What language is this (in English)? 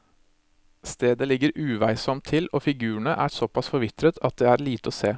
Norwegian